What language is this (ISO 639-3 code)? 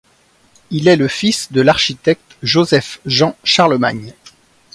fra